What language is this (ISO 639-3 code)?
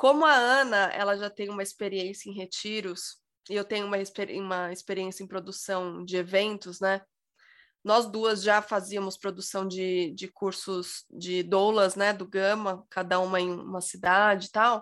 por